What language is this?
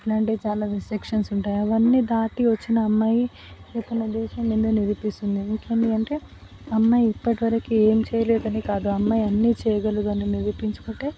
Telugu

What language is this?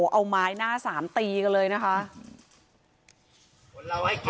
Thai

